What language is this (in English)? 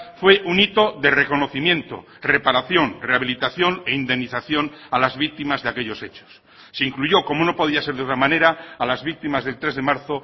Spanish